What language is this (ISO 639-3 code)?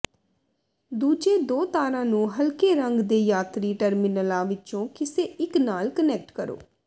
pan